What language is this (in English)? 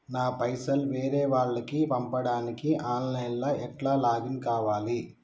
Telugu